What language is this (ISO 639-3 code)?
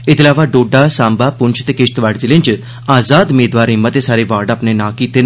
doi